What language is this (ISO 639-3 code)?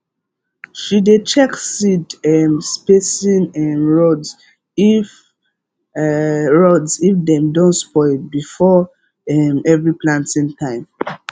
pcm